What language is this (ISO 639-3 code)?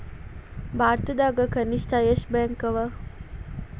kan